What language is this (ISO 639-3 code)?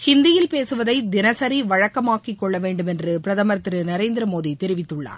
tam